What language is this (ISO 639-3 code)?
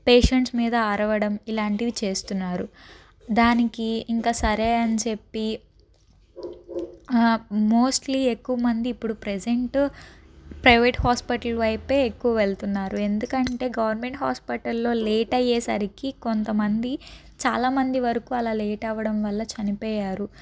tel